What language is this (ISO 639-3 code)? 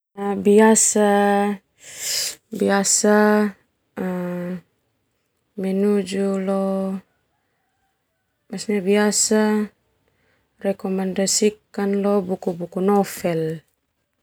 twu